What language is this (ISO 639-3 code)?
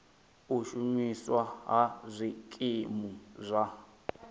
ven